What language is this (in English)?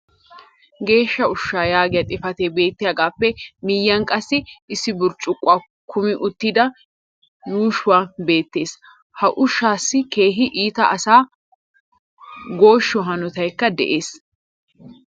Wolaytta